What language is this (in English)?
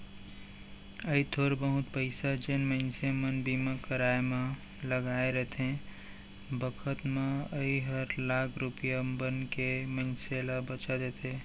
Chhattisgarhi